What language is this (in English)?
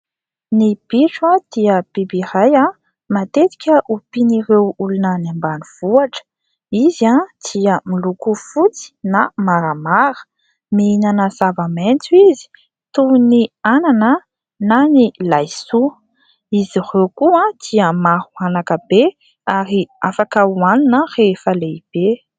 Malagasy